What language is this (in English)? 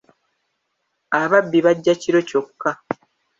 Ganda